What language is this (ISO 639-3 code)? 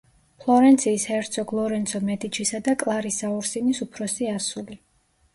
kat